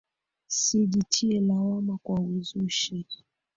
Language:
Swahili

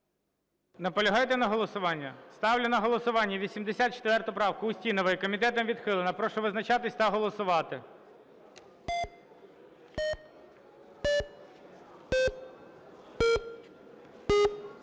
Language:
Ukrainian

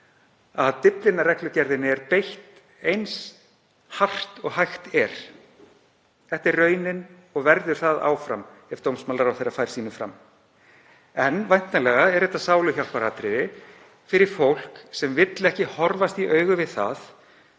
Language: Icelandic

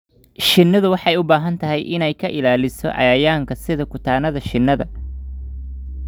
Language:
Somali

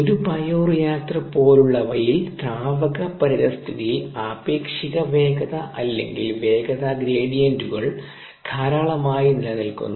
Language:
Malayalam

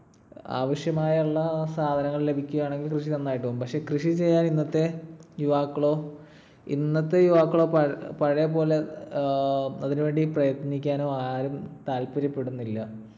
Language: Malayalam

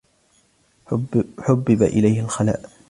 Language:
Arabic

